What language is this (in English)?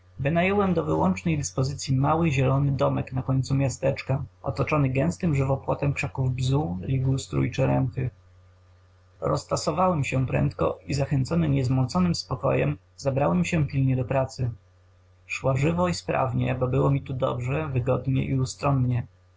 Polish